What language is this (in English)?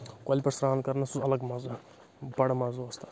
Kashmiri